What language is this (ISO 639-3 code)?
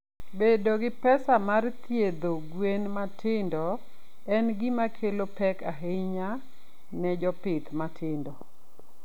luo